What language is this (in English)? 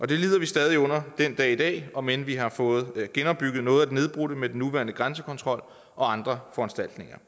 Danish